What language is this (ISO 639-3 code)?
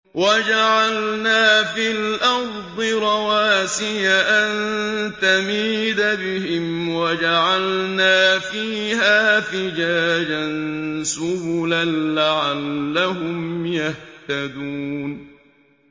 ara